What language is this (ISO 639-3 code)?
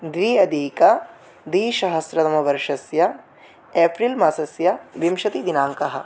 san